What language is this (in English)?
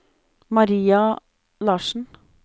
Norwegian